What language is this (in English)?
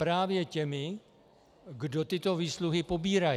Czech